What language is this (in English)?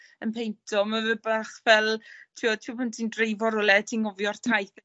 Welsh